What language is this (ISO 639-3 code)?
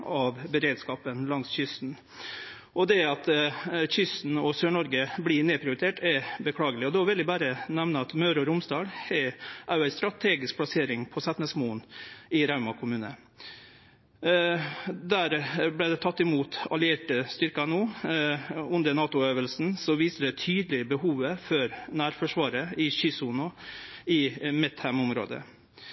nno